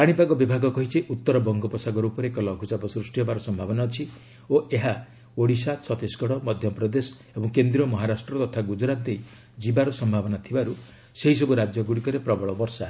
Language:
Odia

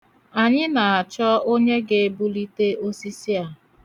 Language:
Igbo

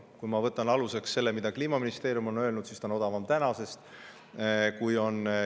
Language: Estonian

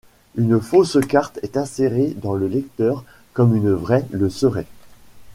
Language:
French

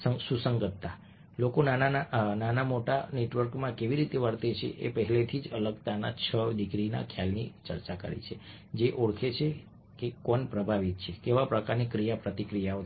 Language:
Gujarati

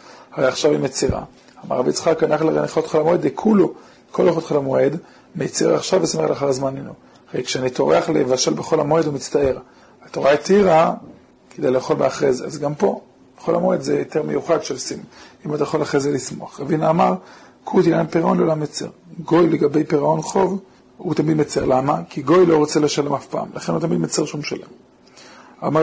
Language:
Hebrew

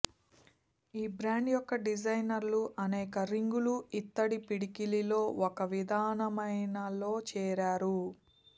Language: Telugu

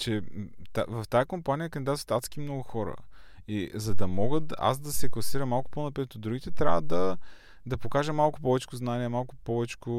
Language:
Bulgarian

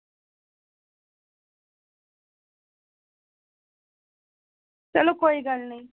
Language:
Dogri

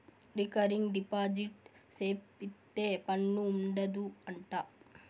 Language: Telugu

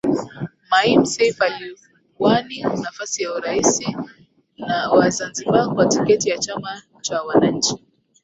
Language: Swahili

